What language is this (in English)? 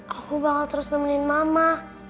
Indonesian